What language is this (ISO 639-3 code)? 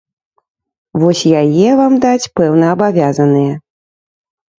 bel